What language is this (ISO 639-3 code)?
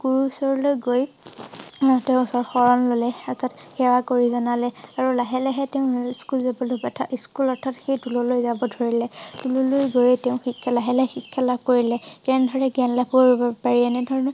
asm